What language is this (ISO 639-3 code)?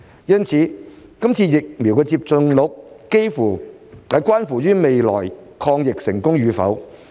yue